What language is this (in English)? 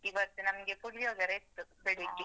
Kannada